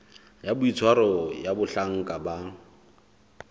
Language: Southern Sotho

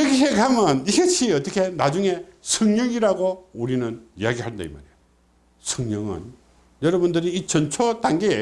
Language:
Korean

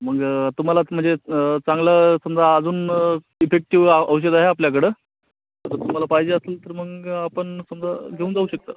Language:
Marathi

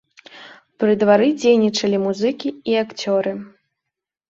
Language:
Belarusian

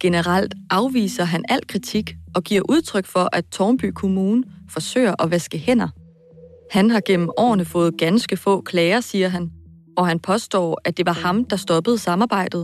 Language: Danish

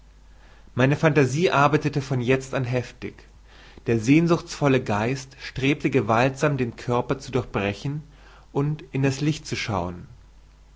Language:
German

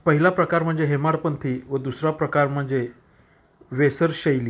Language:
Marathi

